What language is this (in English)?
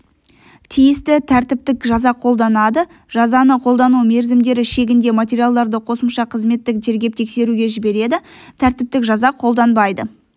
Kazakh